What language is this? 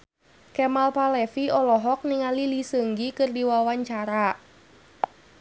Sundanese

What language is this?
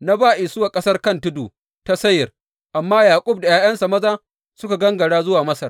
Hausa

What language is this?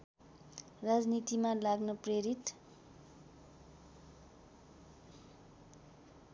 Nepali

